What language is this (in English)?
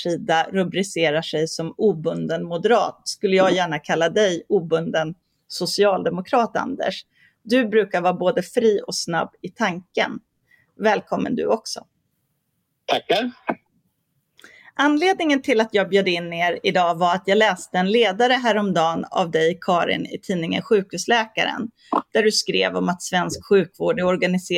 Swedish